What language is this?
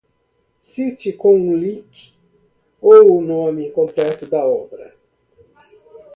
Portuguese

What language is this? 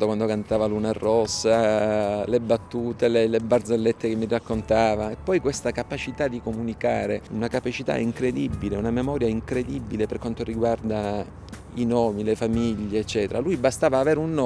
Italian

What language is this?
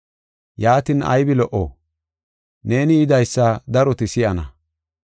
Gofa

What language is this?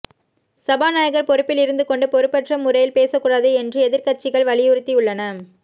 Tamil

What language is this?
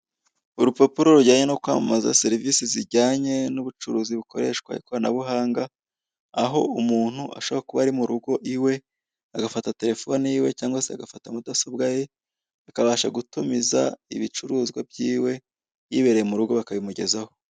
Kinyarwanda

